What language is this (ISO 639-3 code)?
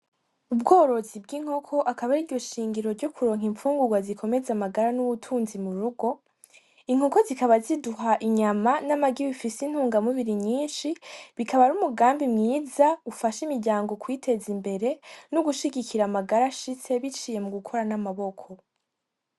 run